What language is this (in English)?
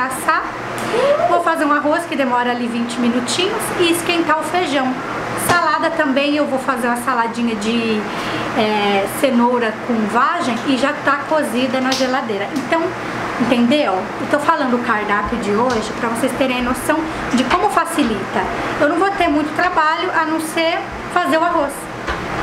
Portuguese